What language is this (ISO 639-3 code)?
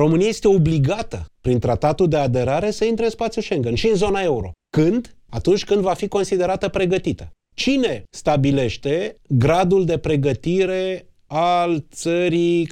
ron